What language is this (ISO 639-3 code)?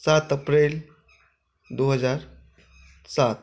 mai